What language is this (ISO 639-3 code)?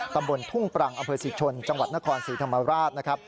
tha